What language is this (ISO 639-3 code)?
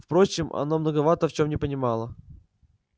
rus